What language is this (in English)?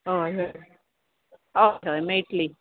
Konkani